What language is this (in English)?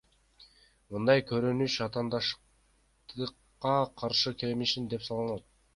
Kyrgyz